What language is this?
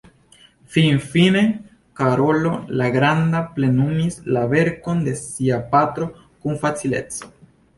Esperanto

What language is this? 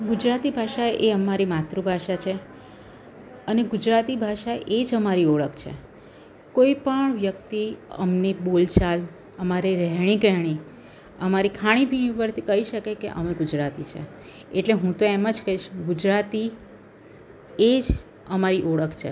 Gujarati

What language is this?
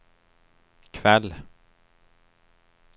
Swedish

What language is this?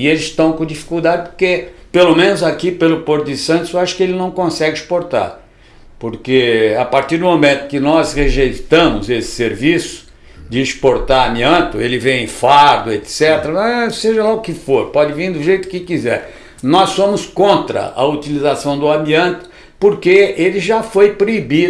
Portuguese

